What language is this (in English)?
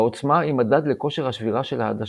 Hebrew